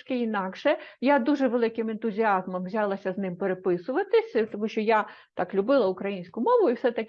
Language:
Ukrainian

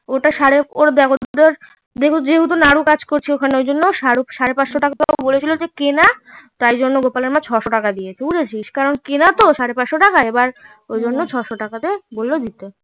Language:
Bangla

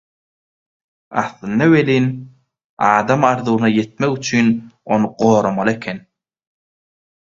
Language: Turkmen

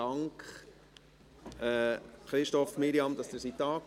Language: Swiss German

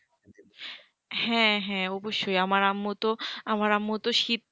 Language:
Bangla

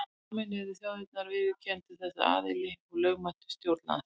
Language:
Icelandic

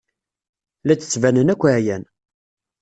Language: Kabyle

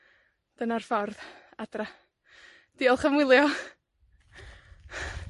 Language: Welsh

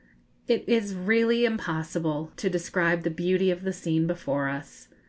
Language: English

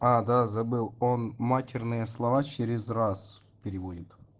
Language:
Russian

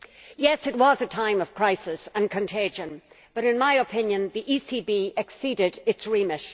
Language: English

